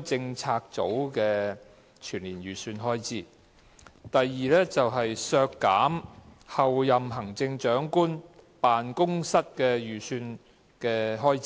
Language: Cantonese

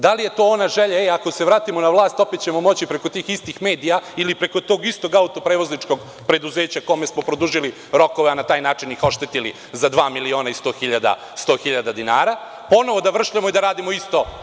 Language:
Serbian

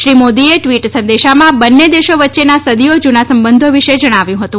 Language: Gujarati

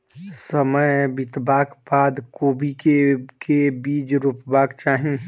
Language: Maithili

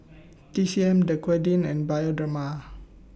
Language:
English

